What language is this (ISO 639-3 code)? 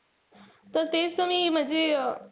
mar